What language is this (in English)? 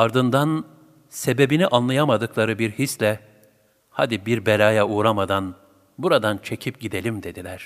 Turkish